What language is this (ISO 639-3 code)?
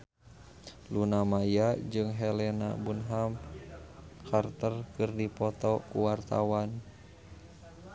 sun